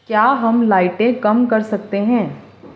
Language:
Urdu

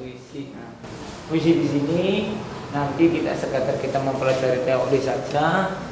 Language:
Indonesian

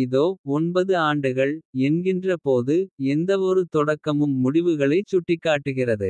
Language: Kota (India)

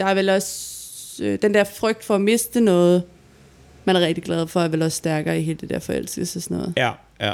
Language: Danish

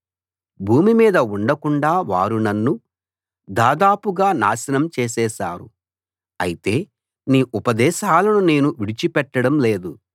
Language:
Telugu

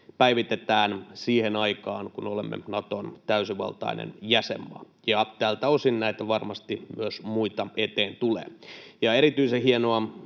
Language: Finnish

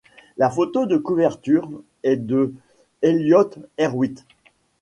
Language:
French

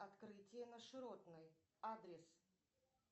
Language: Russian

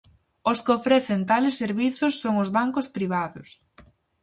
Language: Galician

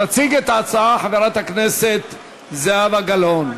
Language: Hebrew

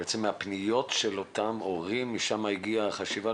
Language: Hebrew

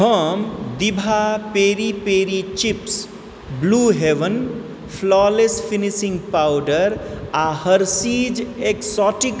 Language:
Maithili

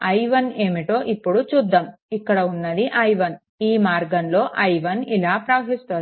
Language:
Telugu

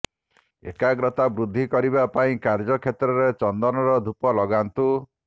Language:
Odia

